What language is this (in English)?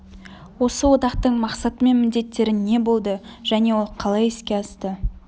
Kazakh